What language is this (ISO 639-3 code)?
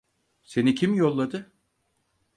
tur